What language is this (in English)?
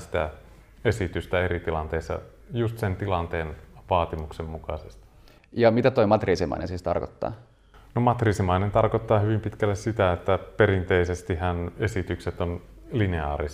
Finnish